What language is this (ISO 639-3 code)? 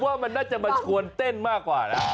tha